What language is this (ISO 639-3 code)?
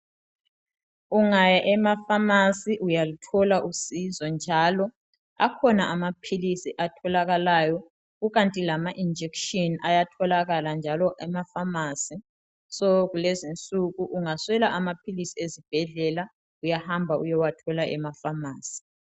nde